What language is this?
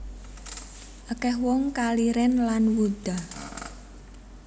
Javanese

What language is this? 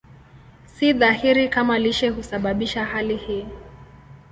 Swahili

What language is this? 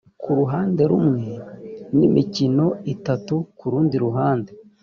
Kinyarwanda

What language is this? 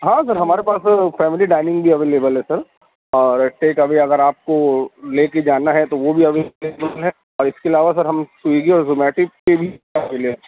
Urdu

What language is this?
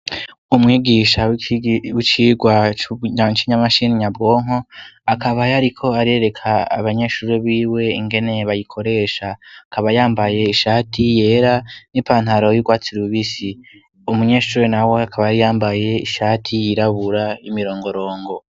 Rundi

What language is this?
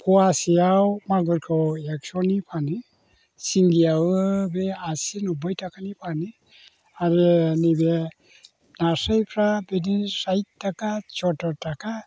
Bodo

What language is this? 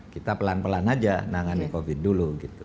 Indonesian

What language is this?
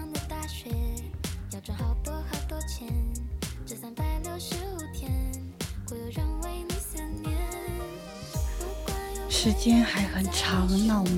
Chinese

